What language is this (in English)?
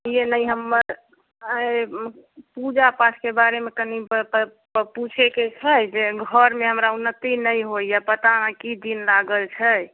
Maithili